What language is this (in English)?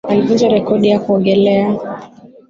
Swahili